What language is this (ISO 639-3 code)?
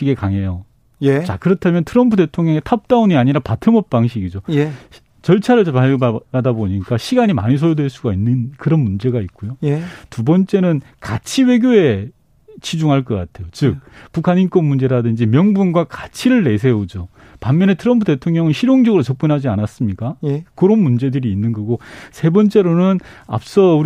kor